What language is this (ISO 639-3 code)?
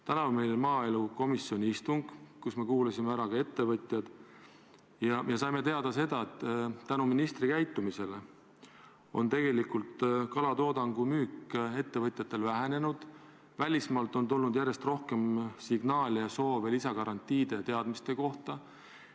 est